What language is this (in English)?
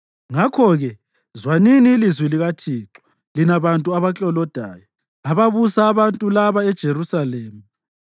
North Ndebele